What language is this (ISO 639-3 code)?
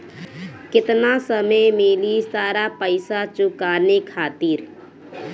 bho